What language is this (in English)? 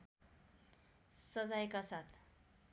Nepali